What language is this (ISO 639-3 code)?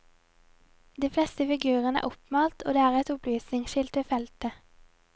nor